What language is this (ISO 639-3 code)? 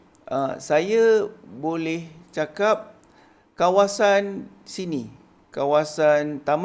msa